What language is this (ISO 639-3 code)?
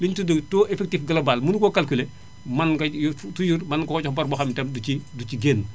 wol